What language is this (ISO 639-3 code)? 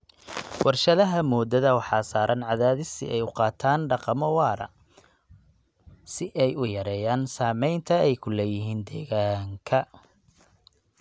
som